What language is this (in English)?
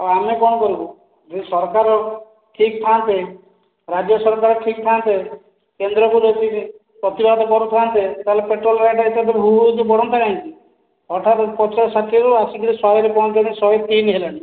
Odia